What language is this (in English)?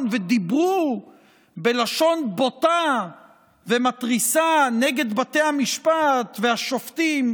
Hebrew